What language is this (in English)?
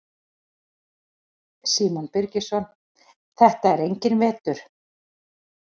Icelandic